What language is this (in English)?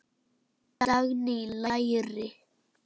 Icelandic